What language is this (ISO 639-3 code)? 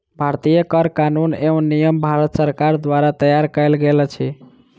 mai